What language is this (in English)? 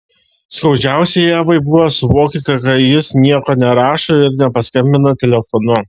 Lithuanian